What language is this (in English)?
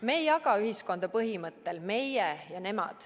Estonian